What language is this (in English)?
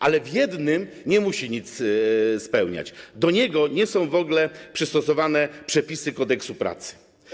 Polish